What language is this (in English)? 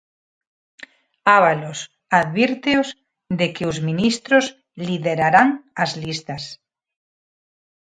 Galician